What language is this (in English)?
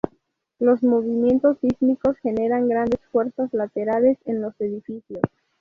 Spanish